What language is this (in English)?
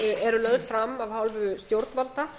Icelandic